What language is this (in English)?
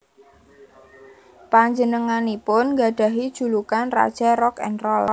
Javanese